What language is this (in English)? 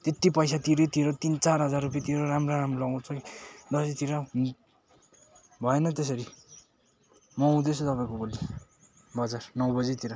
Nepali